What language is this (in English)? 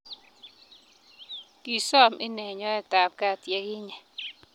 Kalenjin